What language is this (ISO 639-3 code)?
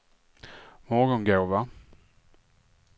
swe